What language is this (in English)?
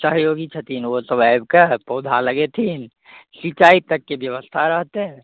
Maithili